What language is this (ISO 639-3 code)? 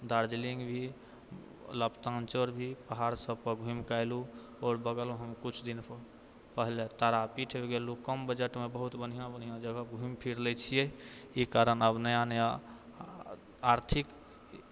mai